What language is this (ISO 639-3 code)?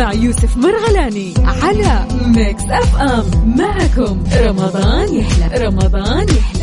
ara